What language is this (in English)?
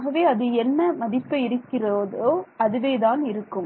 Tamil